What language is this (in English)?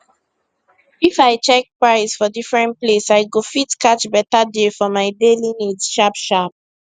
Nigerian Pidgin